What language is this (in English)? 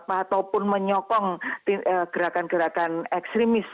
Indonesian